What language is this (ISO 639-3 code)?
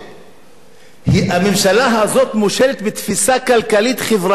heb